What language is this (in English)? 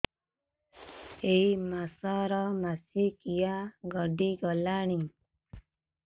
Odia